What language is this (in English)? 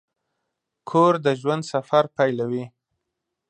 Pashto